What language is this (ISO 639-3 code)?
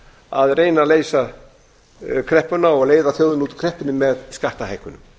isl